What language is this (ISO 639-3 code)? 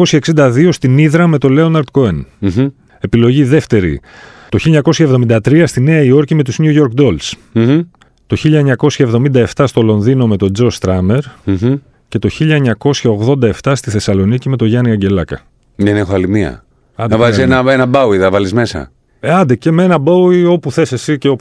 ell